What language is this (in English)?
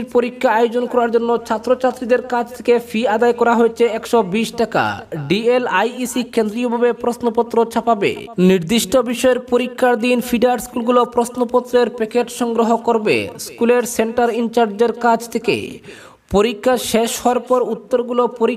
Romanian